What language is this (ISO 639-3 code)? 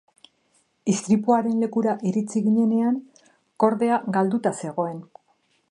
eus